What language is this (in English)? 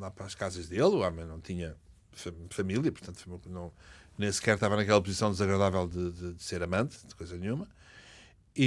Portuguese